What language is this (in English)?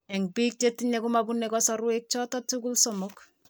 Kalenjin